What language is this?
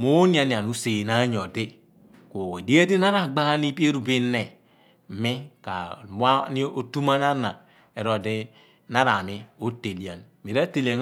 Abua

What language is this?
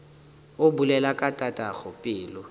Northern Sotho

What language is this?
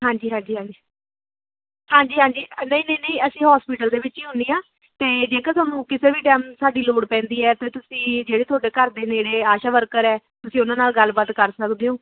Punjabi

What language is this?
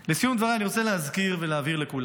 Hebrew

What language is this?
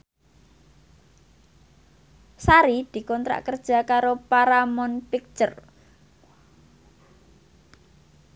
Javanese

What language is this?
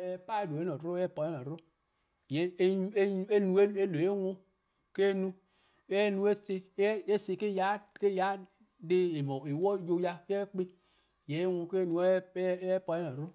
Eastern Krahn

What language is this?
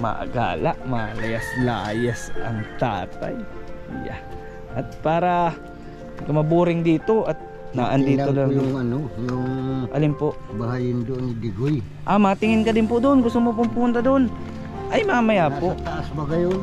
Filipino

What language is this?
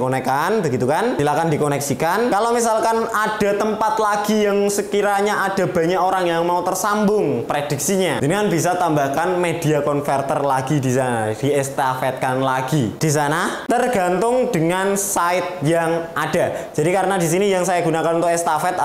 Indonesian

